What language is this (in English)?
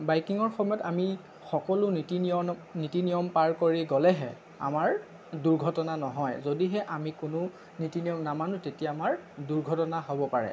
Assamese